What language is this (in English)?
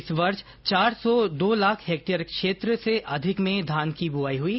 Hindi